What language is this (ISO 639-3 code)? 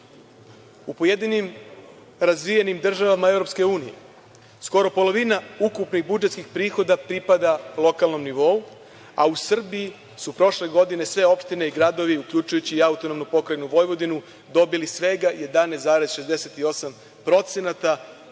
srp